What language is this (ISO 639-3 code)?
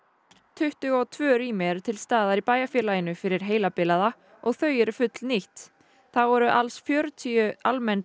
isl